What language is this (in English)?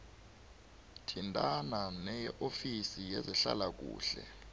South Ndebele